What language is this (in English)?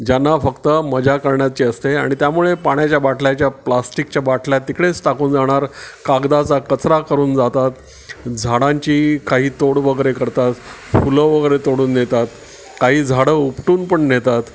Marathi